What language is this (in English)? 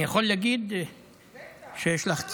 Hebrew